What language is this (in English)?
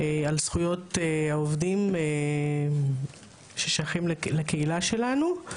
Hebrew